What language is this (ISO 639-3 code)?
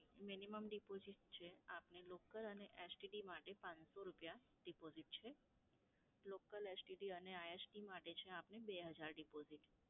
guj